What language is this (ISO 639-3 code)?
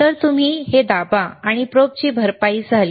mar